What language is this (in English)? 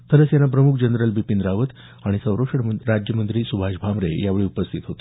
Marathi